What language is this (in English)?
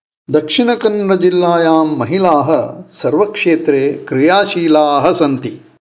Sanskrit